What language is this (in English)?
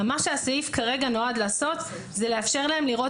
Hebrew